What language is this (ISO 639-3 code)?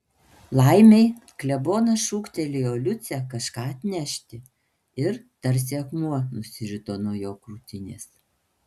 lit